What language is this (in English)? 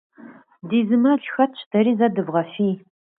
Kabardian